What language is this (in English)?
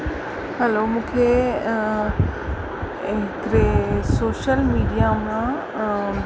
Sindhi